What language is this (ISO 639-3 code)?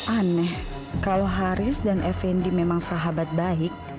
ind